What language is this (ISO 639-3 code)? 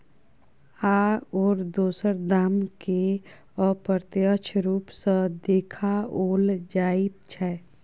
mai